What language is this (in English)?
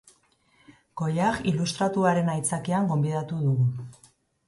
Basque